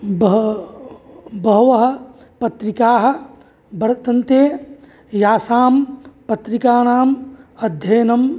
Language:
Sanskrit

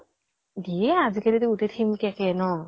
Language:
Assamese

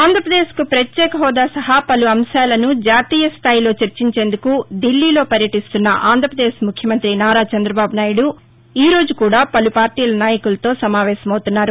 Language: Telugu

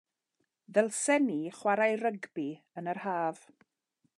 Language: Welsh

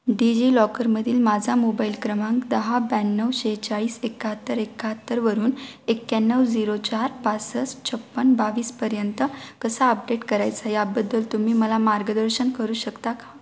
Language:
Marathi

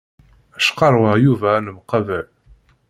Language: Kabyle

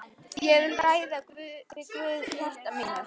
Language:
Icelandic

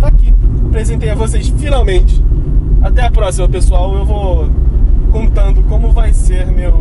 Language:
Portuguese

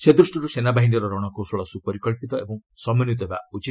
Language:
Odia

